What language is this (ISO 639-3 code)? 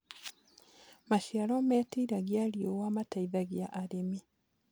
kik